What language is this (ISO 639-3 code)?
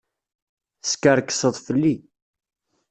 kab